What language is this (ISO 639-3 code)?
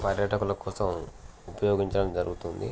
tel